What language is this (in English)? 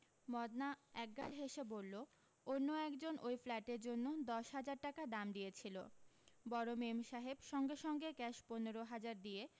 Bangla